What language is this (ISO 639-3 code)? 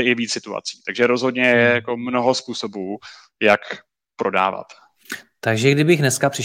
ces